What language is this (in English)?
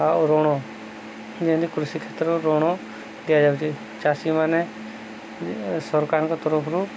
Odia